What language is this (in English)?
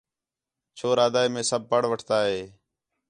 Khetrani